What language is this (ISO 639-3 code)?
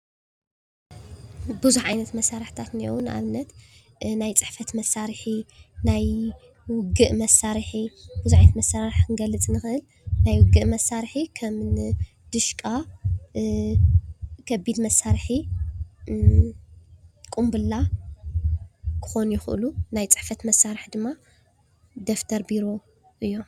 tir